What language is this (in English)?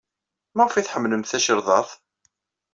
Kabyle